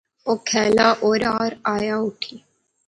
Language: Pahari-Potwari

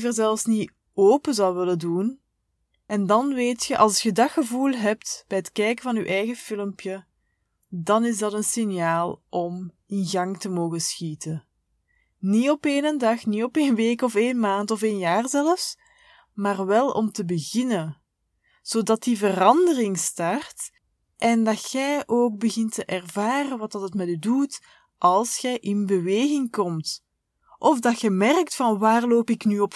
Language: Dutch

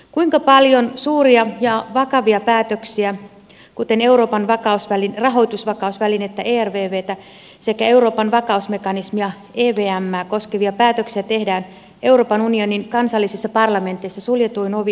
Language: Finnish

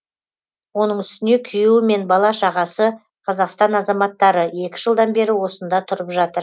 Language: Kazakh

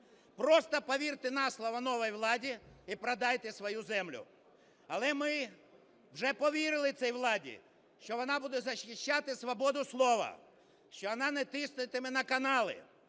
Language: Ukrainian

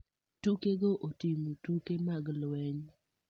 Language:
Luo (Kenya and Tanzania)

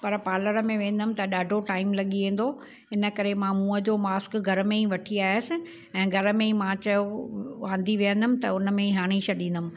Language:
Sindhi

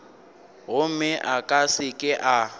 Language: Northern Sotho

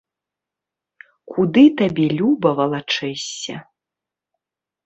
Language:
Belarusian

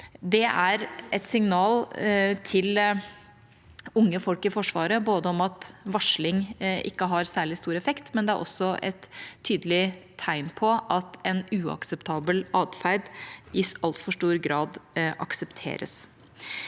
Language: Norwegian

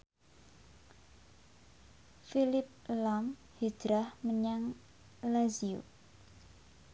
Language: Javanese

